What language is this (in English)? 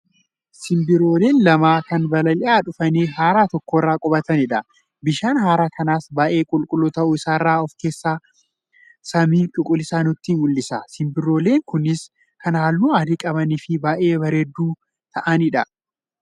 Oromo